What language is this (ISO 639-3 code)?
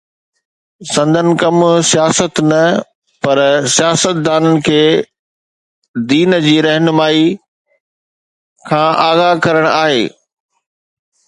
snd